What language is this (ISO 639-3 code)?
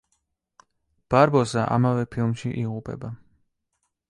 kat